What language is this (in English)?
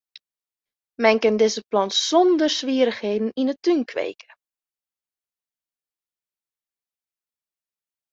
Western Frisian